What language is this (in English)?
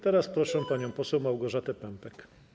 Polish